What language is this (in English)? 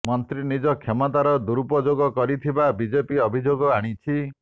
Odia